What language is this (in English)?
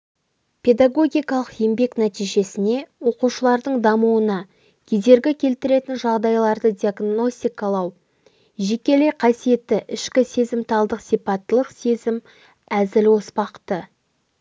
Kazakh